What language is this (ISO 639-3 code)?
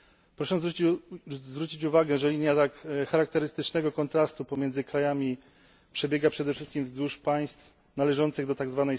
pol